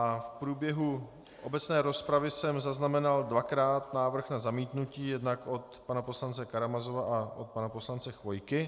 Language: Czech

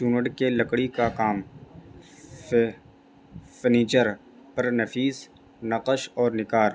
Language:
Urdu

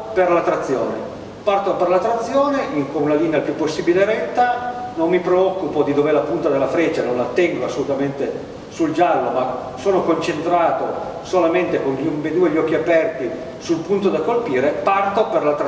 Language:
Italian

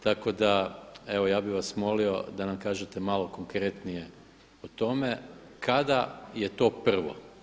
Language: Croatian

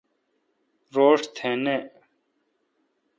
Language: Kalkoti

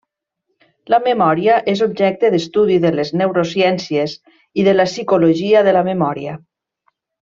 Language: Catalan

